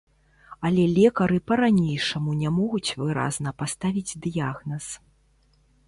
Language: Belarusian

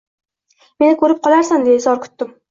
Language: Uzbek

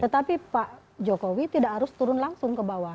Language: Indonesian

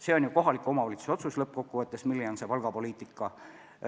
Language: Estonian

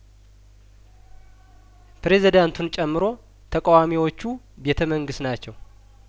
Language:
Amharic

